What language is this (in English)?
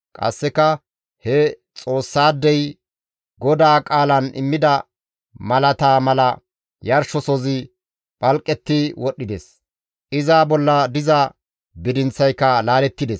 Gamo